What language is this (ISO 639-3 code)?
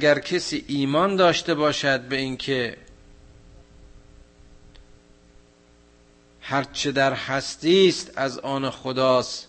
fas